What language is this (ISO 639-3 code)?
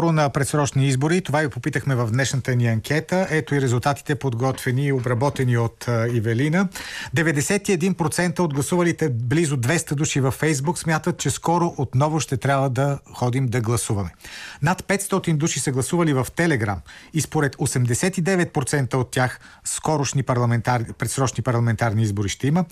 bul